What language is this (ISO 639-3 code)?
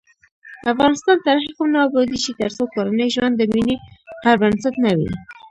pus